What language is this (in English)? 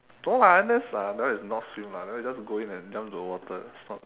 English